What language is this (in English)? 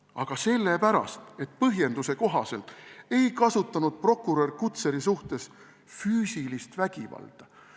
Estonian